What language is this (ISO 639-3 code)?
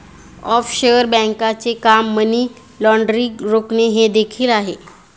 mar